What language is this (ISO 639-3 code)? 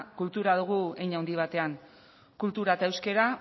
eus